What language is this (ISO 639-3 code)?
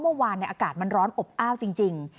tha